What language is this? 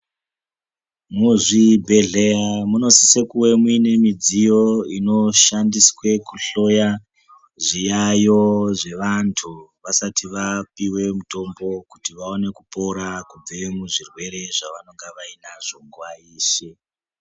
Ndau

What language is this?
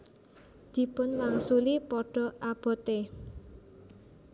Javanese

